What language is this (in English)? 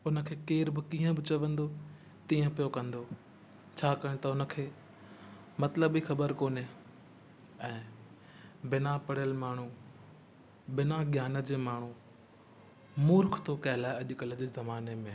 Sindhi